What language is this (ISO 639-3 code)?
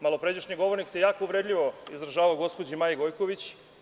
srp